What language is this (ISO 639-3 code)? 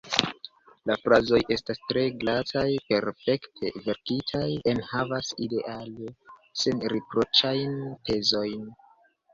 epo